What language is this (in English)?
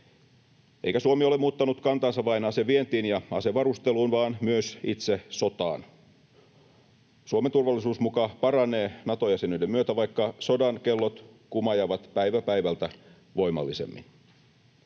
Finnish